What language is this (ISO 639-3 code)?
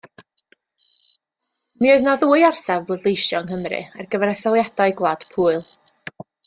cym